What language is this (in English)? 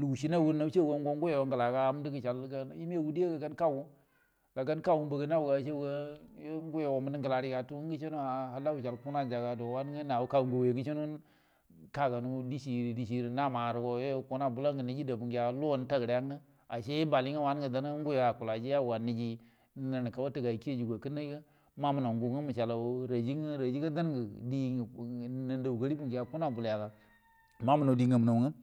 Buduma